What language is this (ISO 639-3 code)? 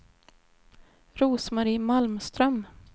swe